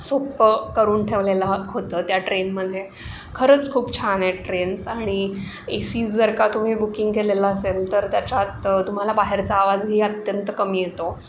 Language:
Marathi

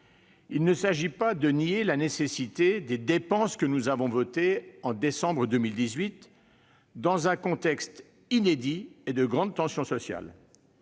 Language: French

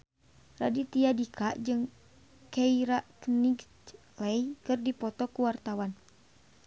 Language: Sundanese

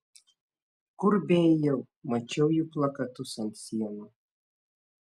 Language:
Lithuanian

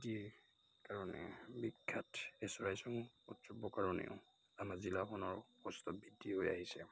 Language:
Assamese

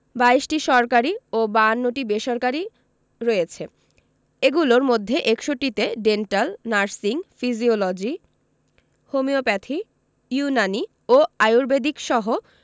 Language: Bangla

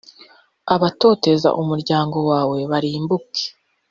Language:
Kinyarwanda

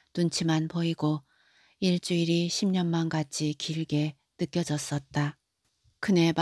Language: Korean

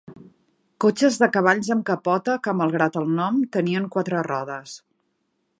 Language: Catalan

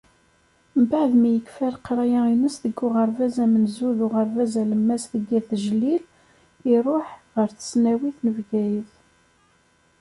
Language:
Kabyle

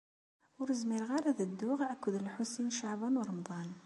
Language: Kabyle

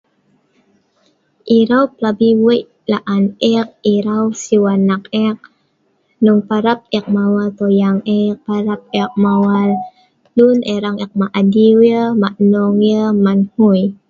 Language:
Sa'ban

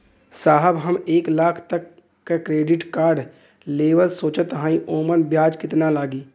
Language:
Bhojpuri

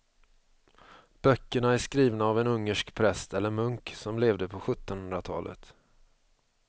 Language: Swedish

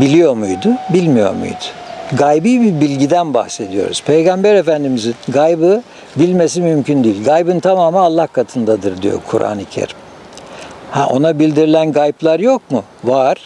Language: Turkish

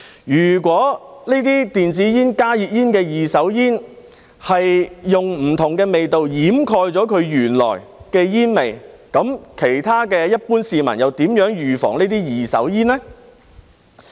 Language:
Cantonese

